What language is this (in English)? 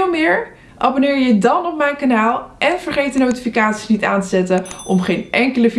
Dutch